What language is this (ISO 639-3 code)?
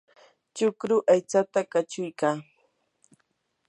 qur